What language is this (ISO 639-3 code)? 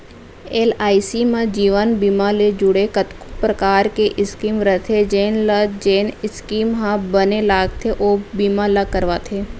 hne